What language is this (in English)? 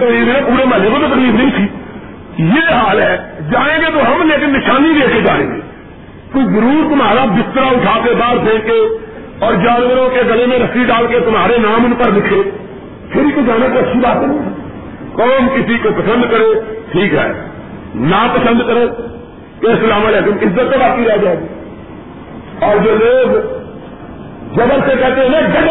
Urdu